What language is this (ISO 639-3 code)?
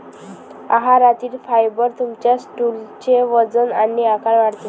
mar